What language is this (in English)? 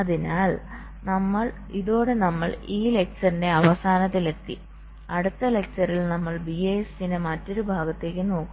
Malayalam